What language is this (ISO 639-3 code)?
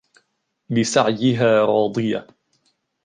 ara